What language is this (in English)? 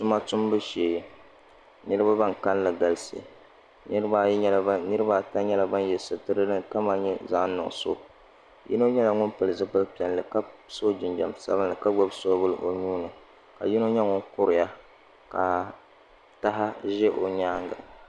Dagbani